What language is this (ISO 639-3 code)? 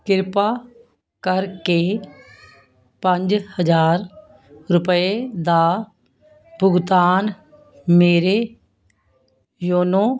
pan